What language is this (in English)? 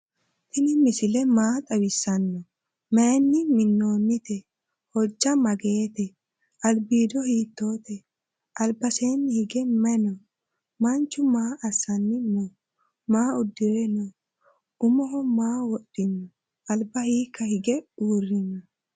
Sidamo